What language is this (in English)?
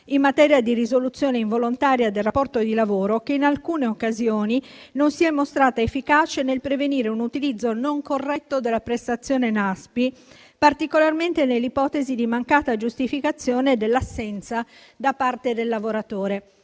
Italian